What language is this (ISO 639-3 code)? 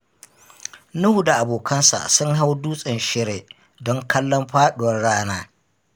hau